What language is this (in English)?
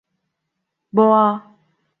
Turkish